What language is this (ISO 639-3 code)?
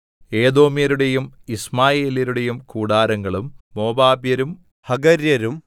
mal